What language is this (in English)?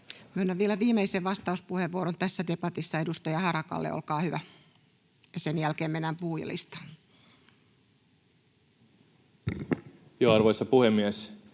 Finnish